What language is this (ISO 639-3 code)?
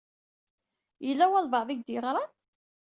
kab